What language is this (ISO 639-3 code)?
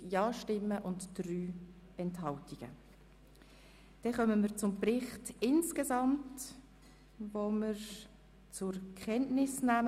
gsw